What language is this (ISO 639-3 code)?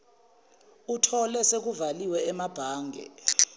zul